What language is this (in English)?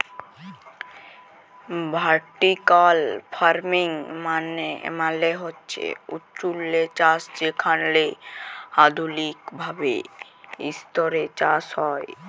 Bangla